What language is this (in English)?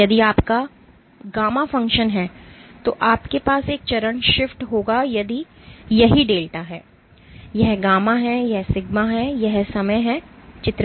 Hindi